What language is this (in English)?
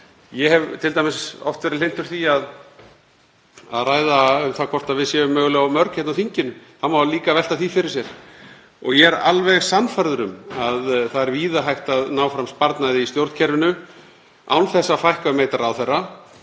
Icelandic